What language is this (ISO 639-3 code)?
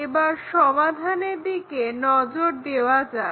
ben